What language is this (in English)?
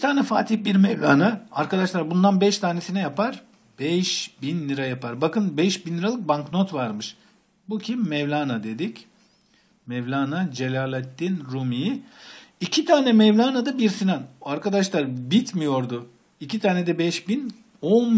Turkish